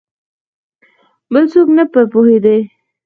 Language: Pashto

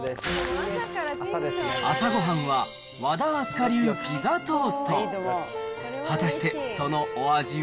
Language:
Japanese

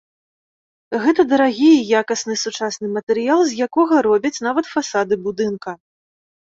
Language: Belarusian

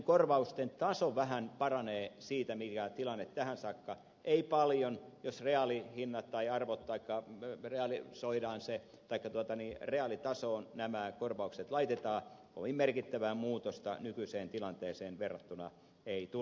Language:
Finnish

